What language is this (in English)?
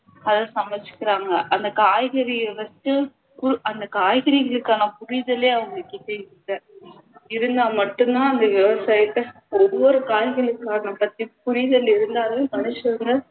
Tamil